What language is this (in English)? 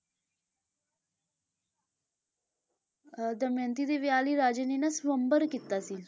Punjabi